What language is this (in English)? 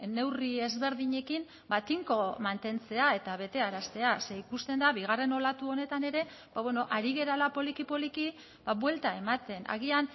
Basque